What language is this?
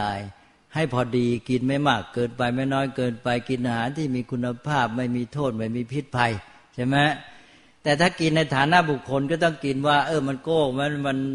Thai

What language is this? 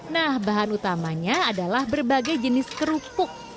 Indonesian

